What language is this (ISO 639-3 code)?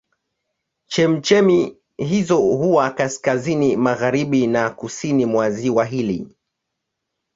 swa